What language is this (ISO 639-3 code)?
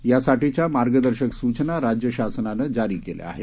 mar